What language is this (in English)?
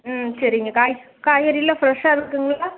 Tamil